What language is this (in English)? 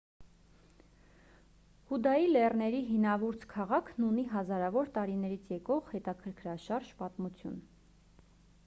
Armenian